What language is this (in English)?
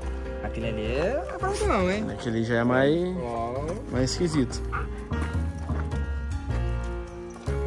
Portuguese